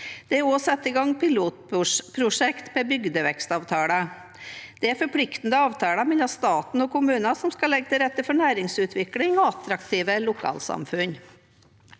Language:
Norwegian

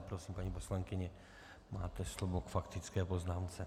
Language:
Czech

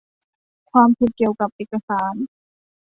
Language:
Thai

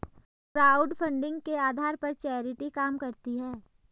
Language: Hindi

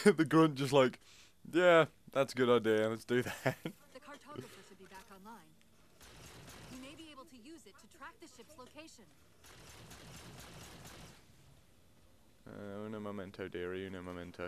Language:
English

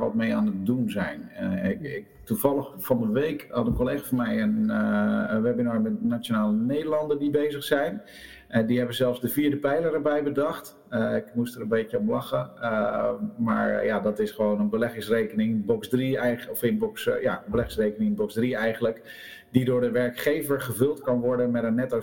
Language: Dutch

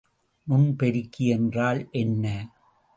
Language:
Tamil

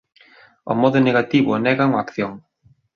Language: Galician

